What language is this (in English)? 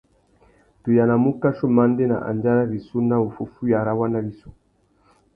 Tuki